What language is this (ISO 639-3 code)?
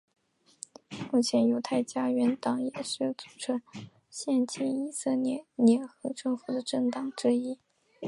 zho